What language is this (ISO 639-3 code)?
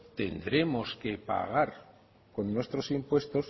spa